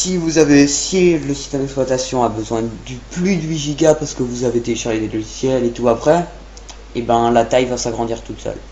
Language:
French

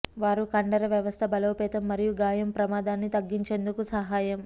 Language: Telugu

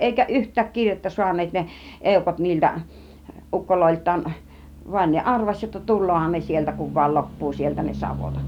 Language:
Finnish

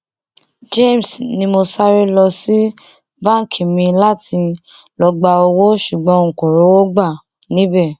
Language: Yoruba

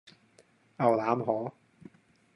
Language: Cantonese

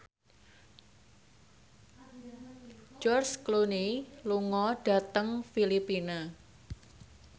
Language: Javanese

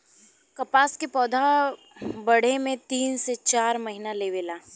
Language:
Bhojpuri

